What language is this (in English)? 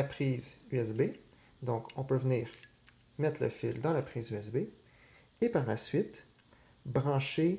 French